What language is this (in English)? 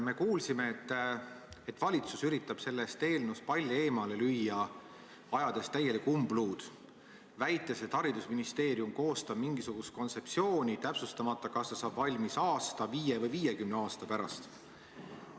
Estonian